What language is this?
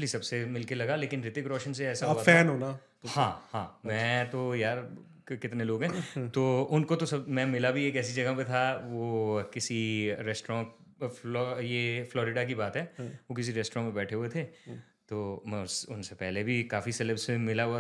Hindi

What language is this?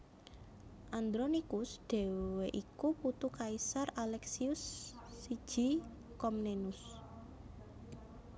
Javanese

